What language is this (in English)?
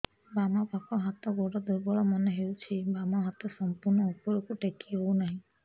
Odia